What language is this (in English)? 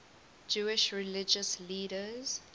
English